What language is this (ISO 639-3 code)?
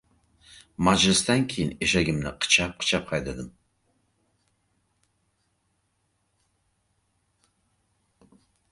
uzb